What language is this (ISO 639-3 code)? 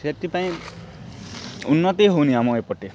ori